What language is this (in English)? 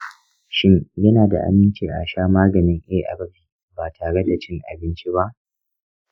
Hausa